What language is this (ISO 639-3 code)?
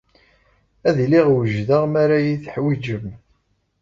kab